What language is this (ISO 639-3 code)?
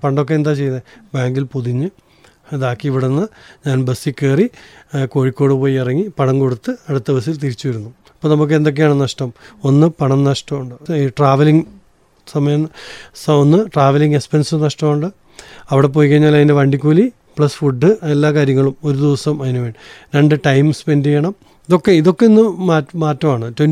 mal